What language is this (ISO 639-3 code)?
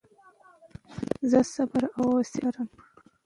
pus